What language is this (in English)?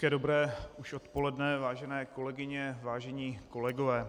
Czech